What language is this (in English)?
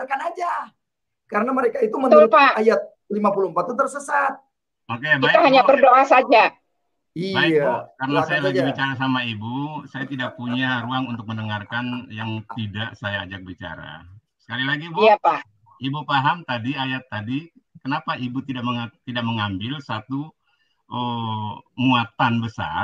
Indonesian